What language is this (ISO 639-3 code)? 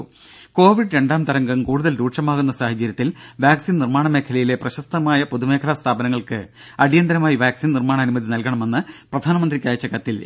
mal